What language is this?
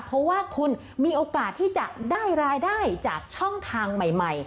Thai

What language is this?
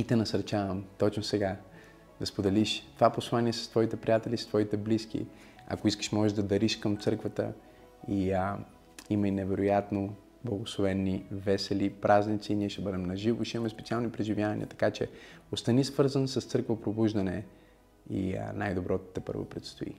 Bulgarian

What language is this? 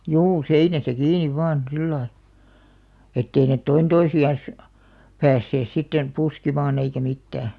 Finnish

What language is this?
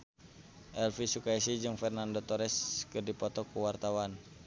Sundanese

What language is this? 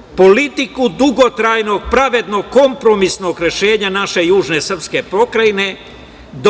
Serbian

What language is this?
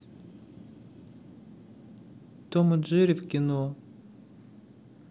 Russian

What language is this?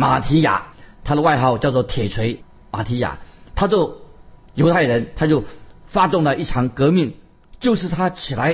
Chinese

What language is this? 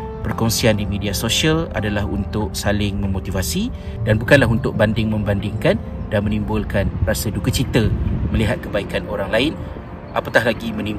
Malay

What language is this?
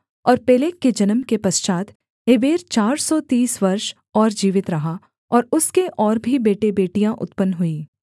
Hindi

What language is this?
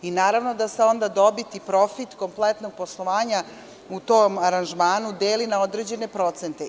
Serbian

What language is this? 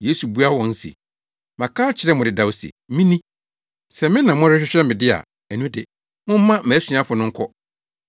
Akan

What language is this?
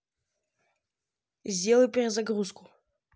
Russian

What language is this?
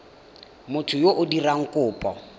Tswana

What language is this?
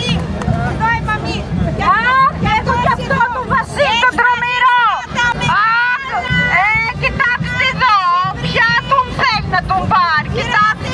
Greek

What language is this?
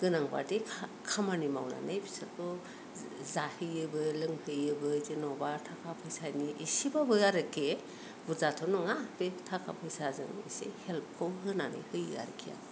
Bodo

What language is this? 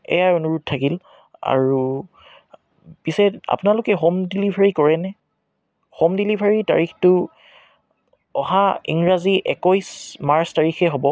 Assamese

